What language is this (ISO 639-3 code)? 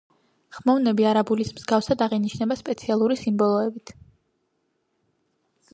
kat